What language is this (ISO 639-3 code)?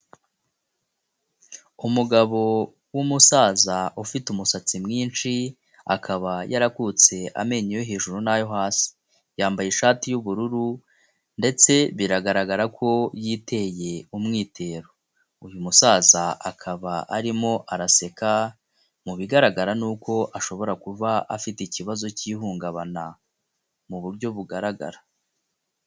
kin